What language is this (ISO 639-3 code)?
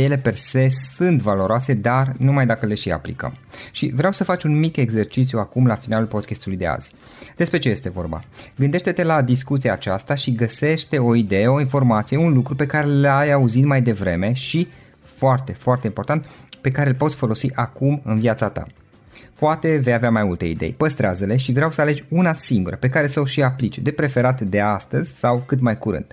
ron